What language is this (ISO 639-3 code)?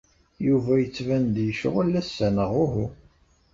kab